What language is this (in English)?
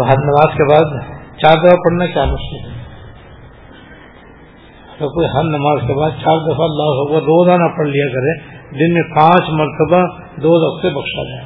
Urdu